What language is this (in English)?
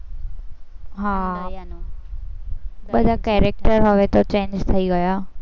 Gujarati